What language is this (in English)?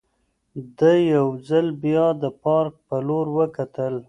Pashto